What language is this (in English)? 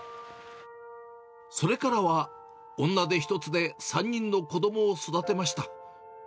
Japanese